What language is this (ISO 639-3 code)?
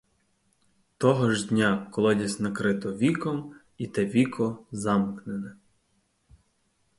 ukr